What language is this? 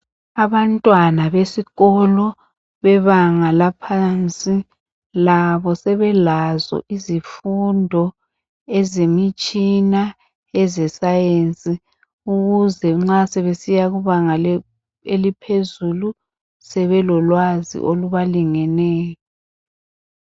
North Ndebele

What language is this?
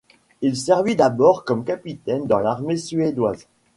French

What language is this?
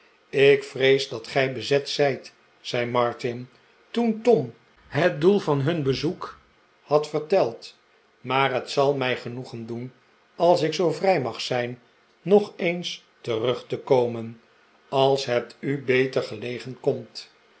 Dutch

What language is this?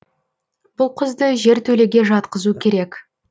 Kazakh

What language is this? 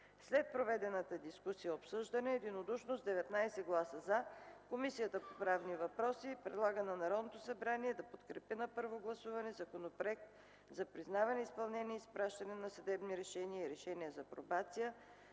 Bulgarian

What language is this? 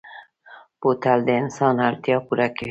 Pashto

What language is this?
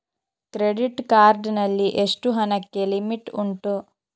Kannada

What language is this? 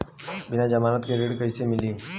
Bhojpuri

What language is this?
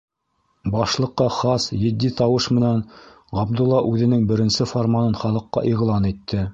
Bashkir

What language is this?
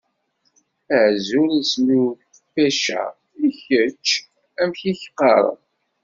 Kabyle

